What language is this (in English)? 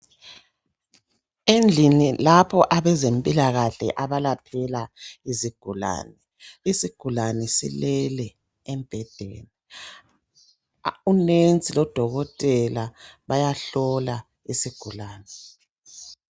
North Ndebele